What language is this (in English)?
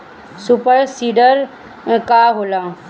Bhojpuri